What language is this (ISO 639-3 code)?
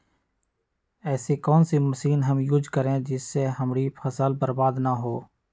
mag